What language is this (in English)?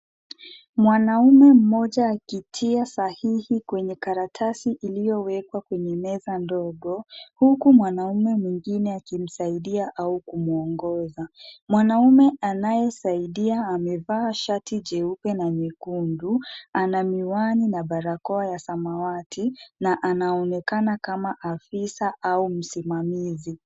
Swahili